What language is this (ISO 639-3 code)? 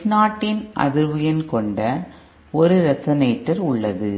tam